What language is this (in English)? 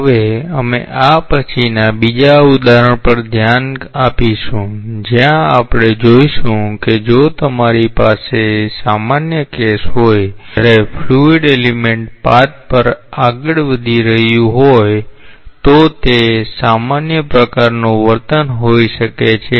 Gujarati